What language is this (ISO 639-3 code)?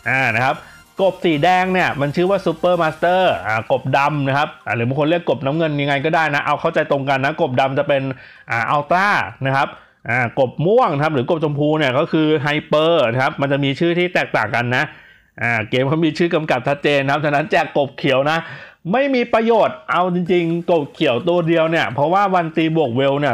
tha